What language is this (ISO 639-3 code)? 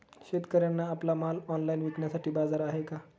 mar